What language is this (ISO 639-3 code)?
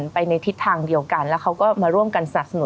tha